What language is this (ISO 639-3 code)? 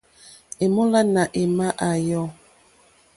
bri